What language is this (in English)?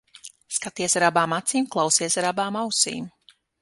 Latvian